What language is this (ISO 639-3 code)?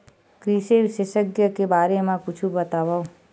hne